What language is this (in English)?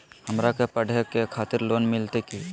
Magahi